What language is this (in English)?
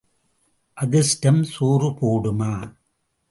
Tamil